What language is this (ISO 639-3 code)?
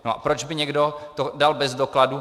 ces